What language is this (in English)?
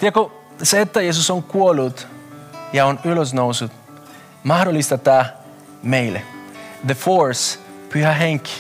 Finnish